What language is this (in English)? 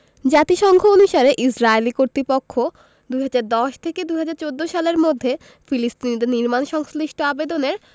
Bangla